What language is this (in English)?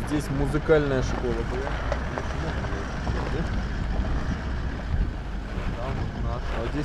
Russian